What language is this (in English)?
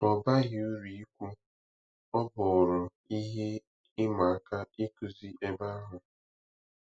Igbo